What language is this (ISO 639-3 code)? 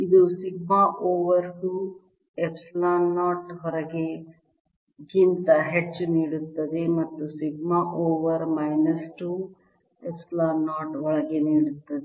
kan